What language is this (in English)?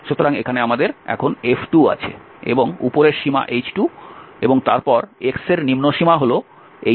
Bangla